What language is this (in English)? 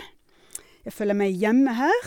Norwegian